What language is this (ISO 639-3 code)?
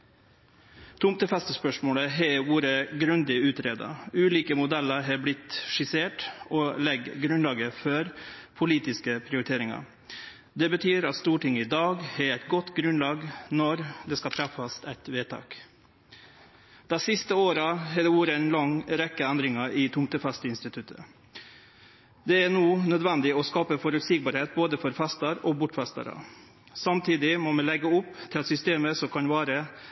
nno